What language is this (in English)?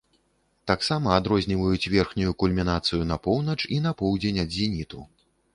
Belarusian